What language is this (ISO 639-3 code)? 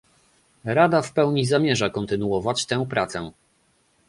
pol